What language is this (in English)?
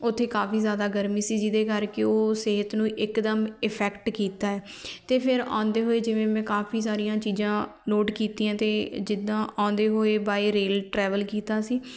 Punjabi